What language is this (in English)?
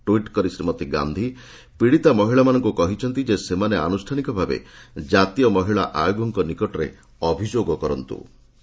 Odia